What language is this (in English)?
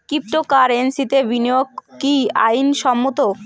Bangla